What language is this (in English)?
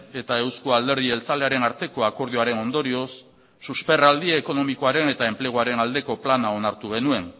Basque